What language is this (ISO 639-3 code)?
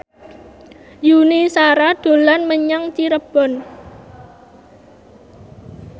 jav